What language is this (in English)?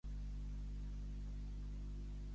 Catalan